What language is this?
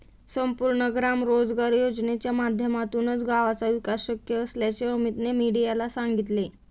Marathi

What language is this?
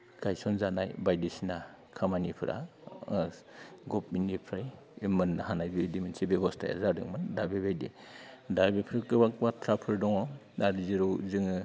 Bodo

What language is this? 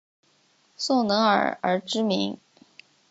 Chinese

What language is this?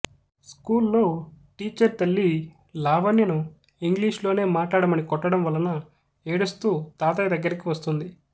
Telugu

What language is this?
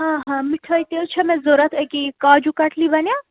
Kashmiri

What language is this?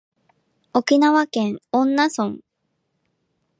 Japanese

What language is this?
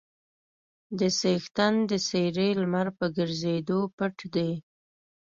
Pashto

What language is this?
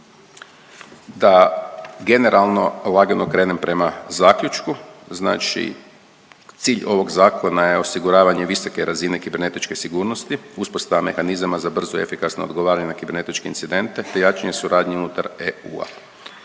Croatian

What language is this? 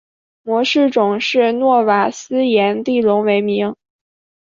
Chinese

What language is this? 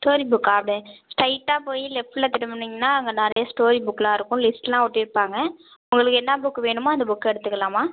Tamil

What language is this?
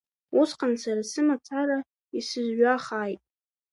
Abkhazian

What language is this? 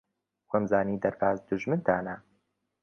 Central Kurdish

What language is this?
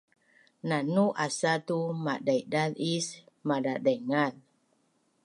Bunun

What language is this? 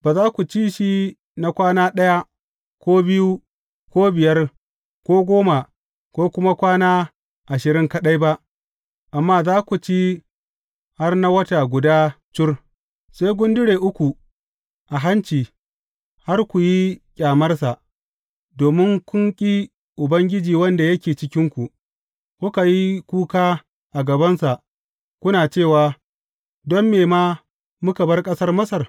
Hausa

